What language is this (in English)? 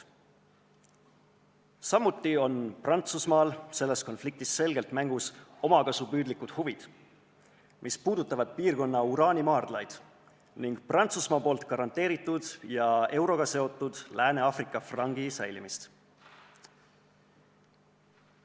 Estonian